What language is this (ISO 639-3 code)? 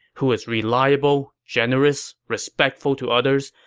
eng